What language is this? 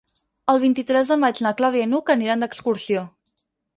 Catalan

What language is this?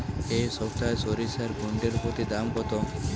Bangla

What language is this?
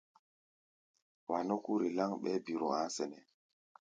Gbaya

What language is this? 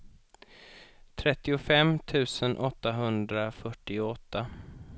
Swedish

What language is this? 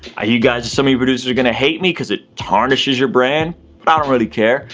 English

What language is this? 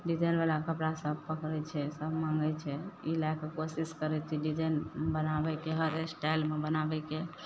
Maithili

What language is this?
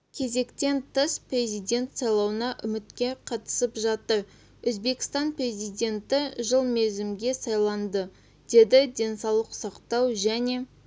Kazakh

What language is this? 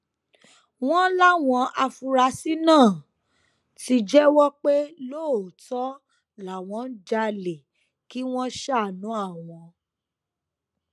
Yoruba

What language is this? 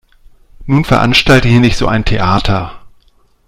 German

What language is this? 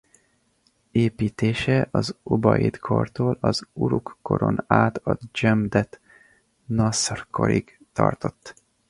Hungarian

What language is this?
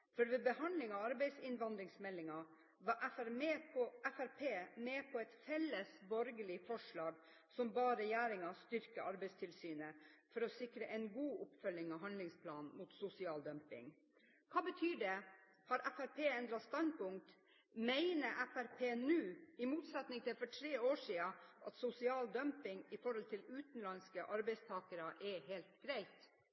Norwegian Bokmål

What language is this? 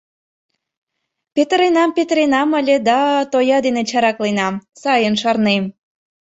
Mari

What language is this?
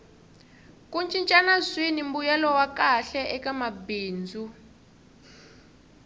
Tsonga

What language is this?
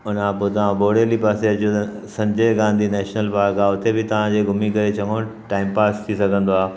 Sindhi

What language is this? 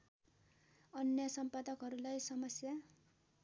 Nepali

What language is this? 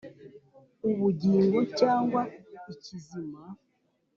Kinyarwanda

